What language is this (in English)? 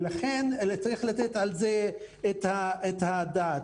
Hebrew